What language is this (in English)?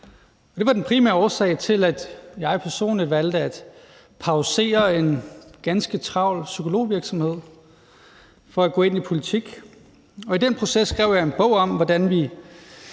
Danish